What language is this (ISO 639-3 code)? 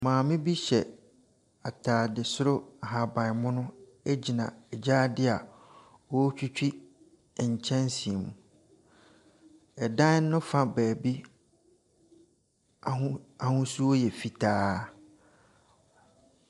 aka